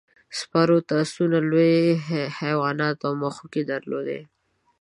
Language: Pashto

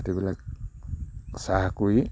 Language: Assamese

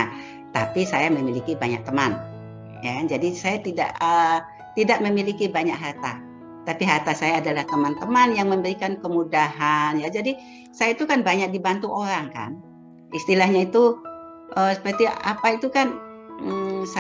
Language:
Indonesian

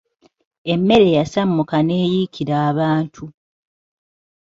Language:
Ganda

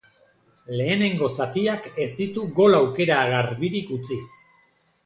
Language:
Basque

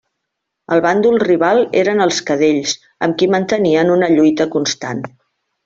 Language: Catalan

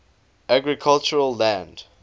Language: English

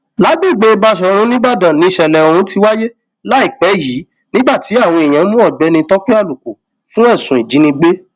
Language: Yoruba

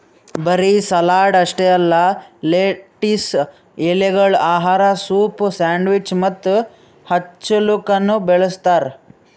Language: Kannada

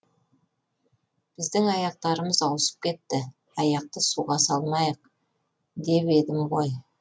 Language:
Kazakh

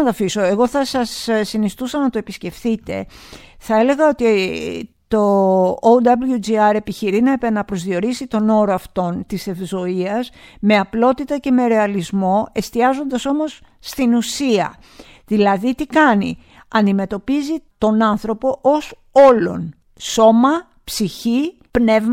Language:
Greek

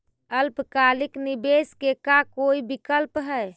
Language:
Magahi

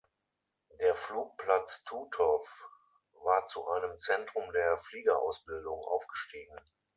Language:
German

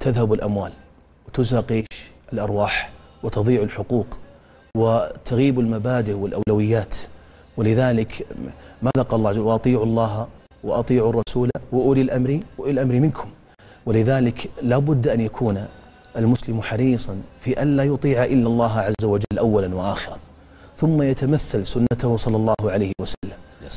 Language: Arabic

